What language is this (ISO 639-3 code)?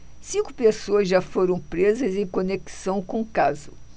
por